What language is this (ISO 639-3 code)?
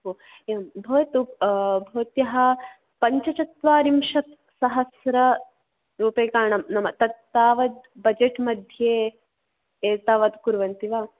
san